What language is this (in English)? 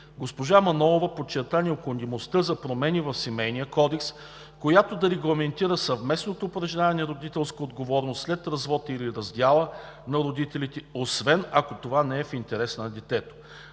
Bulgarian